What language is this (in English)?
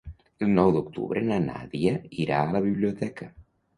Catalan